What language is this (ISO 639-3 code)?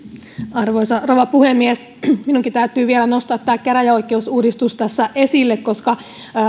fin